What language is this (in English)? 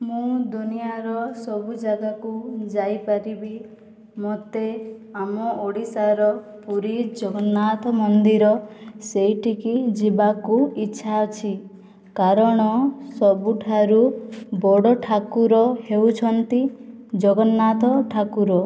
Odia